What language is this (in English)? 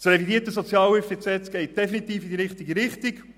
Swiss German